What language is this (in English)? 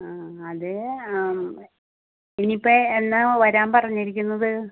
Malayalam